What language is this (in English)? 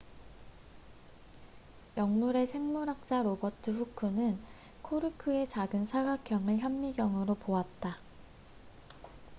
Korean